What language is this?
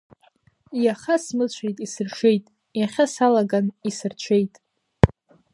Abkhazian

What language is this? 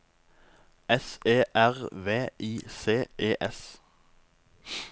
Norwegian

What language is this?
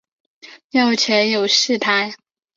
Chinese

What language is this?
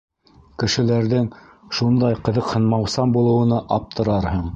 Bashkir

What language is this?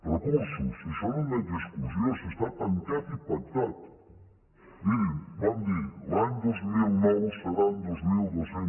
Catalan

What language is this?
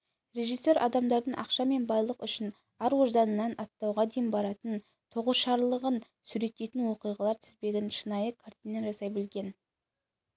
Kazakh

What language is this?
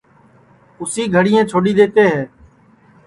Sansi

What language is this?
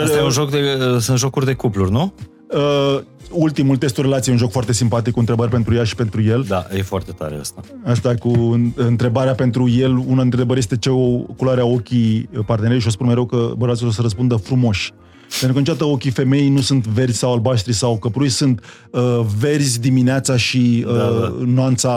Romanian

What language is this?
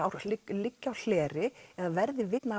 Icelandic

